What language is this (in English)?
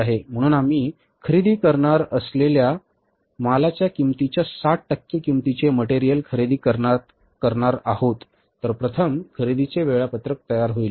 Marathi